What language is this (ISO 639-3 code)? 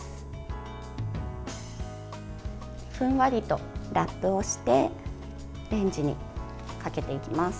jpn